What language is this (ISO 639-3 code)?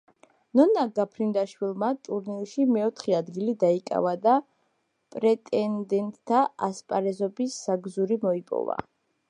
kat